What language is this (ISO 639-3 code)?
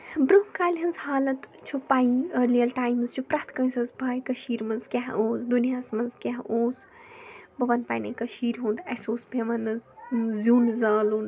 kas